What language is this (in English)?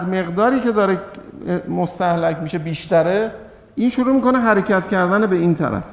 Persian